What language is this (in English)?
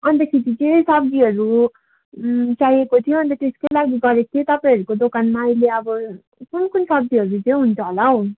Nepali